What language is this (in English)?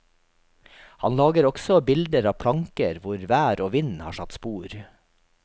Norwegian